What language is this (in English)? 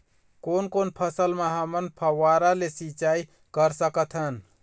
Chhattisgarhi